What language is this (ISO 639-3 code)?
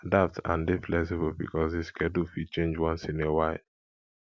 pcm